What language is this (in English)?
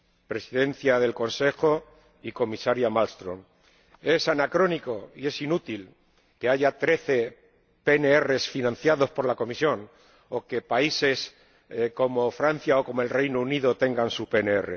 Spanish